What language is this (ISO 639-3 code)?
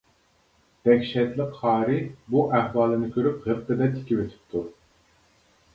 uig